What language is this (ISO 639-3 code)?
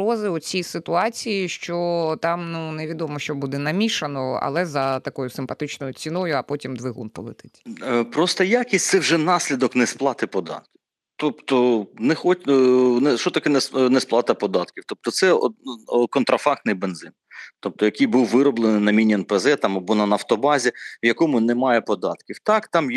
ukr